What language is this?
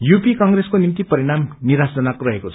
Nepali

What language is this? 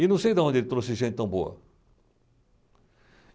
Portuguese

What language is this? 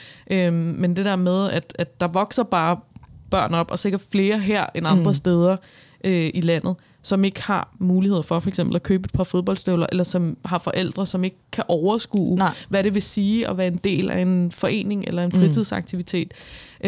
Danish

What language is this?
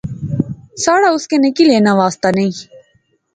Pahari-Potwari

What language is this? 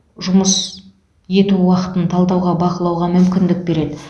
Kazakh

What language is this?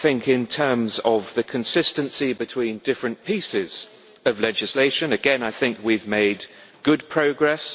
English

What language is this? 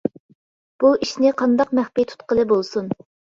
Uyghur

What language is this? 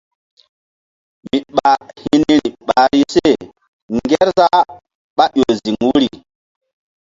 Mbum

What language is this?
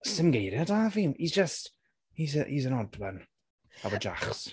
Welsh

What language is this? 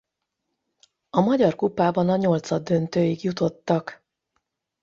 Hungarian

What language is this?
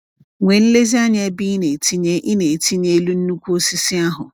Igbo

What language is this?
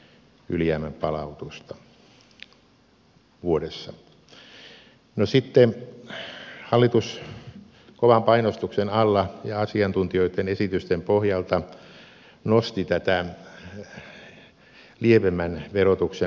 Finnish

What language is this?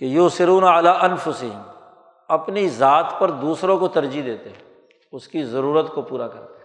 Urdu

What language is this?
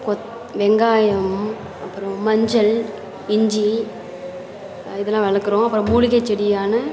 Tamil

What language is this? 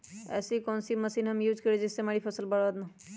Magahi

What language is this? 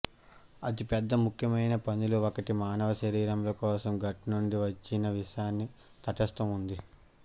Telugu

